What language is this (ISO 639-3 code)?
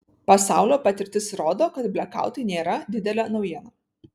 lit